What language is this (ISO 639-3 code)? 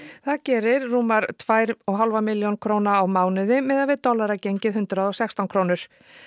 isl